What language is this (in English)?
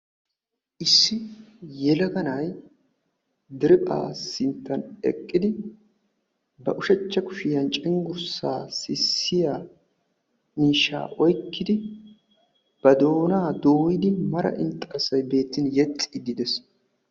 Wolaytta